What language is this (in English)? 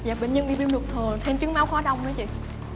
Vietnamese